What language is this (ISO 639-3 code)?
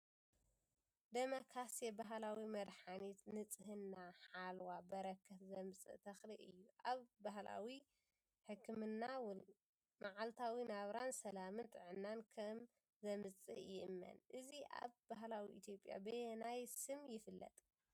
tir